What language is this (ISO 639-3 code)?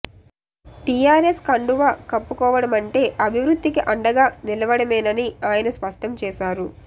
tel